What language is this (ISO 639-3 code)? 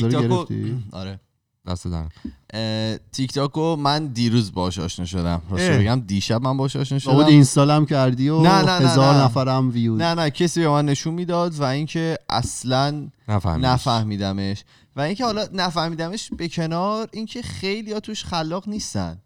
fas